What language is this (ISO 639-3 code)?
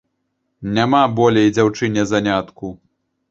bel